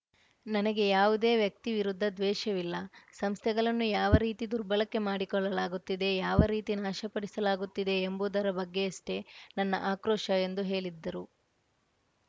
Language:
Kannada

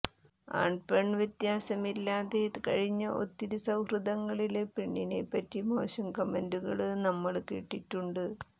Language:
Malayalam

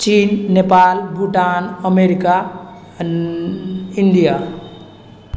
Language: Maithili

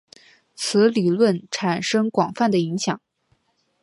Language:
Chinese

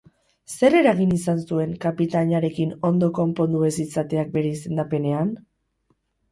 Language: Basque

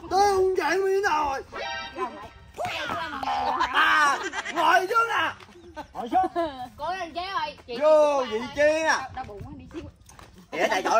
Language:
Vietnamese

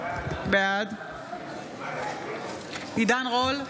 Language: Hebrew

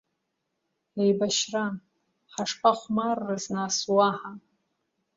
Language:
Abkhazian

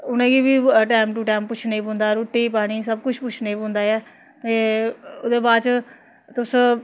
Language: Dogri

